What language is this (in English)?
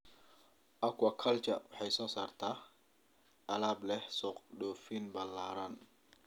Somali